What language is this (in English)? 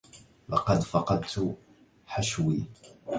Arabic